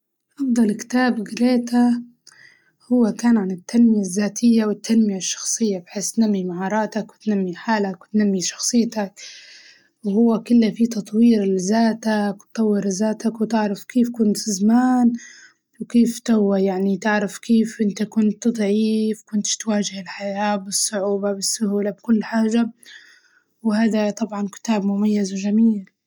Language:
Libyan Arabic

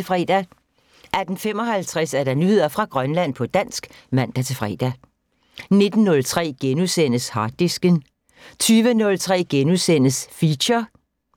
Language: Danish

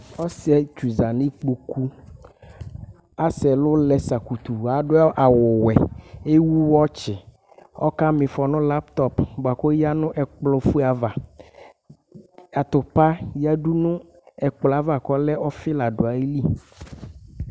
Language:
Ikposo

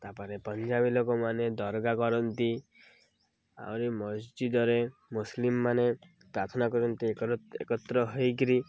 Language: Odia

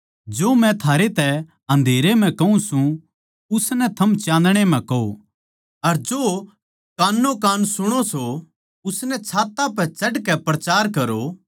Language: Haryanvi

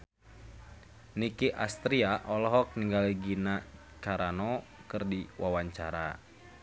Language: Sundanese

